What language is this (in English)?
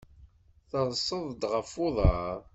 Kabyle